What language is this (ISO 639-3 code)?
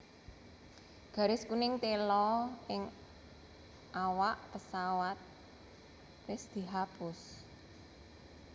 jav